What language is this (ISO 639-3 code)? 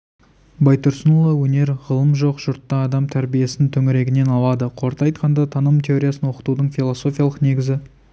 kaz